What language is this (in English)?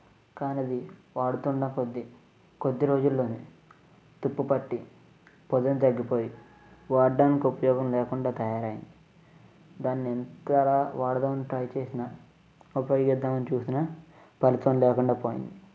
Telugu